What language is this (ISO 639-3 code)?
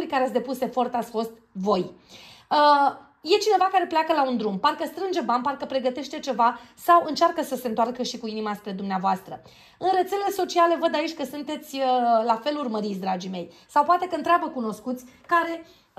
ron